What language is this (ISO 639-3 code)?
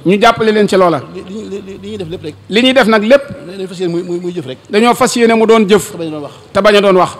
fra